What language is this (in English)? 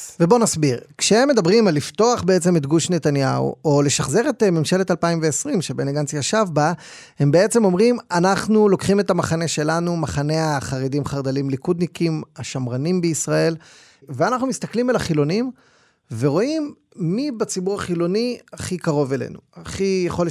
Hebrew